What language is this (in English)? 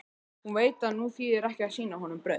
Icelandic